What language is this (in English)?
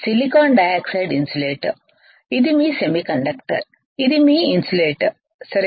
Telugu